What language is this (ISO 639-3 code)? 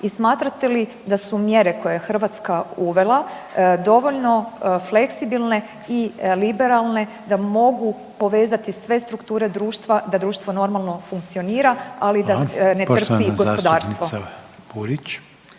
hrv